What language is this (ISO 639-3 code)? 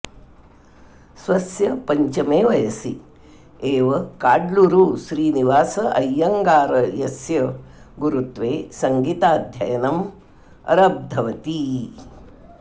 san